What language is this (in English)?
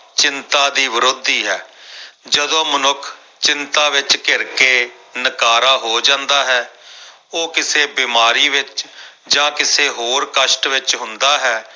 Punjabi